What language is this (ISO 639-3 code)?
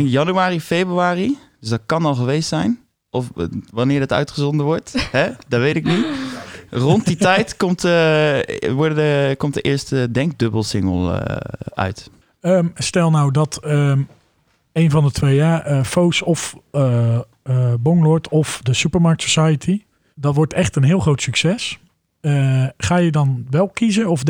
nld